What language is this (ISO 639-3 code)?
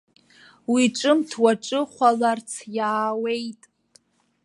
abk